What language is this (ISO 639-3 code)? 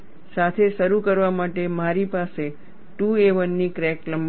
guj